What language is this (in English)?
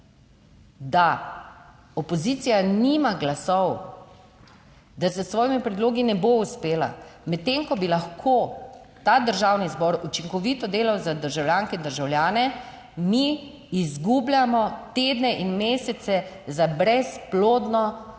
Slovenian